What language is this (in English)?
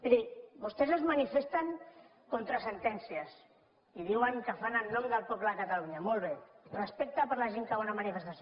Catalan